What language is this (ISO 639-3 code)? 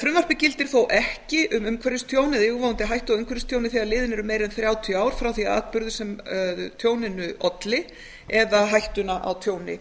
isl